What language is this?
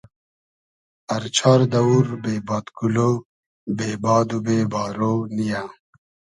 Hazaragi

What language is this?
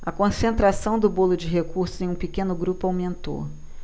Portuguese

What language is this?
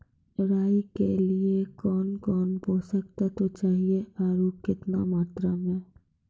Maithili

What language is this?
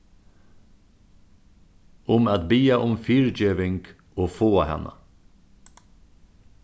Faroese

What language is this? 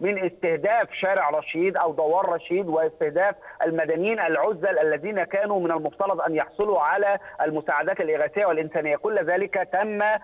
Arabic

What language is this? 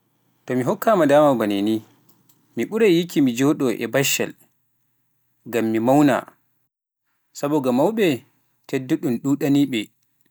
Pular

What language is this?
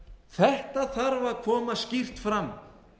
Icelandic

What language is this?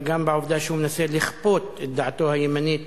Hebrew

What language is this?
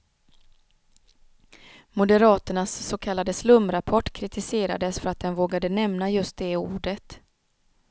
Swedish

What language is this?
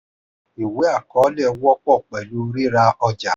Yoruba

